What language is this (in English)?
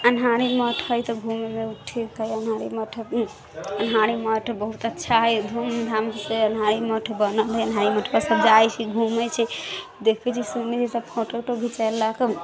Maithili